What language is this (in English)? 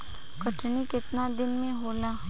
Bhojpuri